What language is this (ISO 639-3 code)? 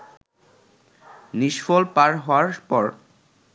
ben